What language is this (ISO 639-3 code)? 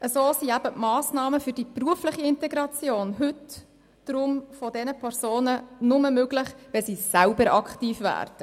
gsw